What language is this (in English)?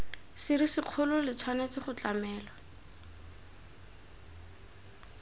Tswana